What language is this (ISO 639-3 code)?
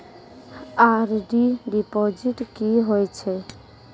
mai